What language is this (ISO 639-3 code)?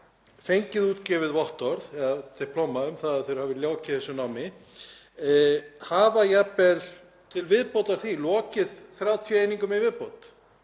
isl